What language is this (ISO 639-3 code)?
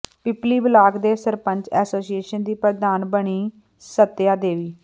pan